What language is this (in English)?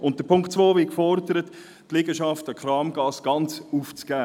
Swiss German